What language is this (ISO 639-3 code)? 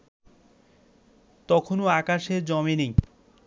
ben